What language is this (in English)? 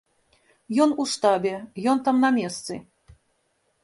Belarusian